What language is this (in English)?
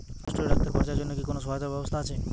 Bangla